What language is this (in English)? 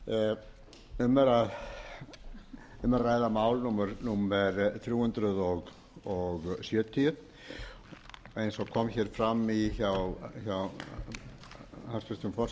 Icelandic